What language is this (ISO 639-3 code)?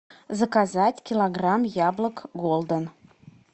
rus